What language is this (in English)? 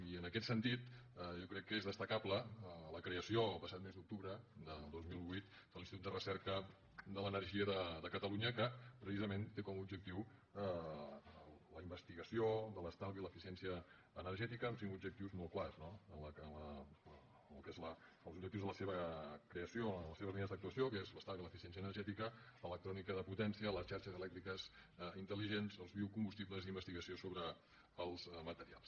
Catalan